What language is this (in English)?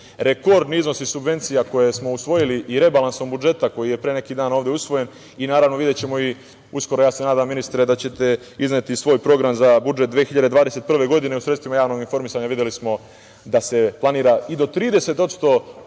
Serbian